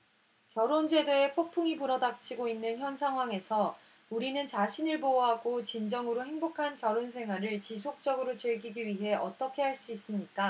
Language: Korean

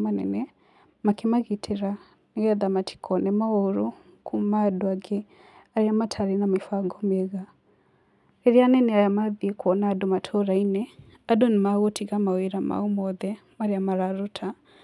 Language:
Kikuyu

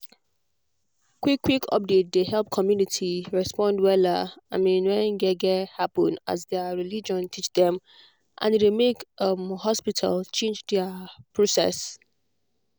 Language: Nigerian Pidgin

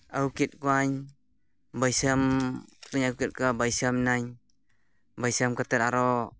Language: Santali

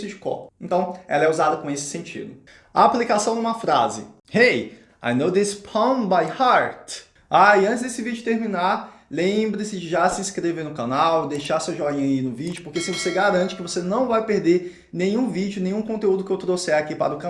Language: Portuguese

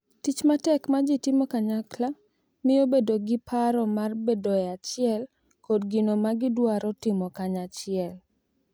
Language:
Luo (Kenya and Tanzania)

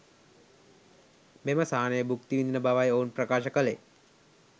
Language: Sinhala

